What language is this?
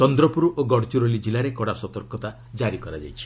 Odia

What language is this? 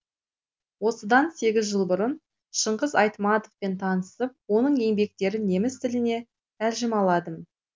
Kazakh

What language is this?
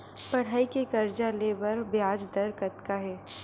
Chhattisgarhi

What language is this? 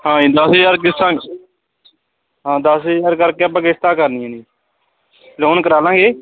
Punjabi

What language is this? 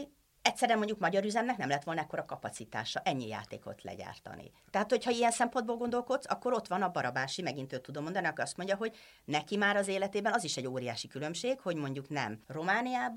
Hungarian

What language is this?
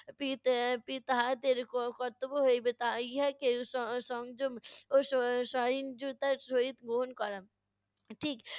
Bangla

